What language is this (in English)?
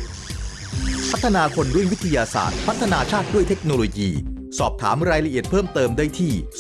Thai